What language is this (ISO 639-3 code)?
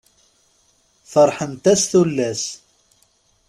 kab